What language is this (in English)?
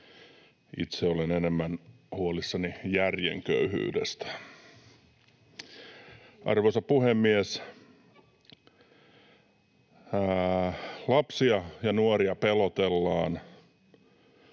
Finnish